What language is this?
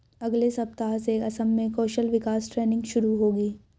Hindi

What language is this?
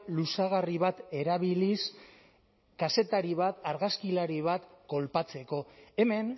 Basque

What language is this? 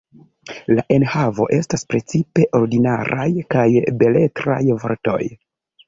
Esperanto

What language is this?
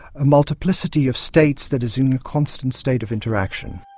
English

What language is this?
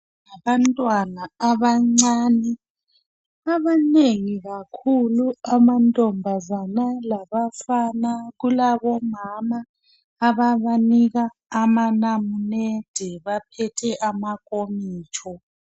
North Ndebele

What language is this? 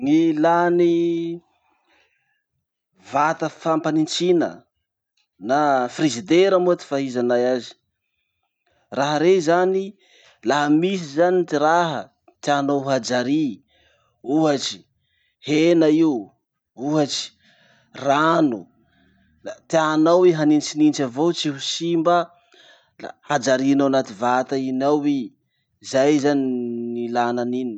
Masikoro Malagasy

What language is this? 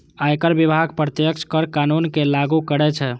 Maithili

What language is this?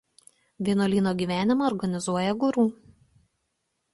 Lithuanian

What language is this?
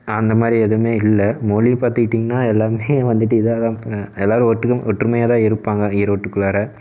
Tamil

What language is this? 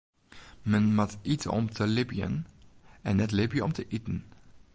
Western Frisian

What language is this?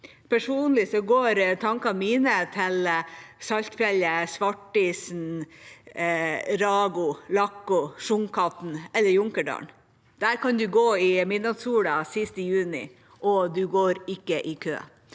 Norwegian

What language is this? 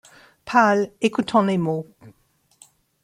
French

